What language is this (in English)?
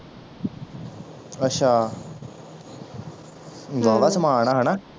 Punjabi